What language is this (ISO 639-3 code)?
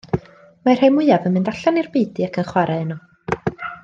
cym